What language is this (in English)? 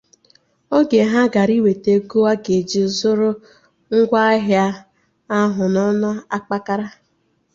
Igbo